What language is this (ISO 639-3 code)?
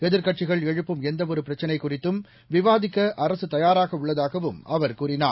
tam